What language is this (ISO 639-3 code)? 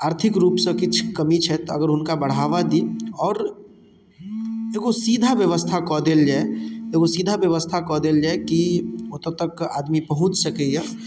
mai